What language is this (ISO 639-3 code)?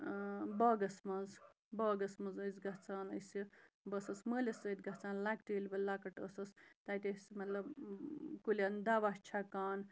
kas